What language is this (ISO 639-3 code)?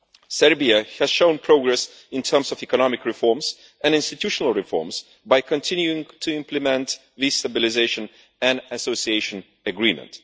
eng